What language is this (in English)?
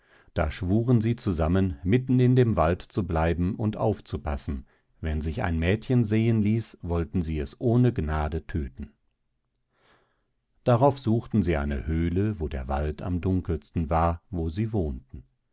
German